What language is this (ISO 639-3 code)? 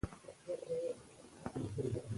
pus